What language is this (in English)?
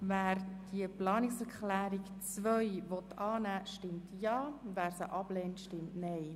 Swiss German